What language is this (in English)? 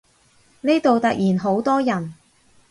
Cantonese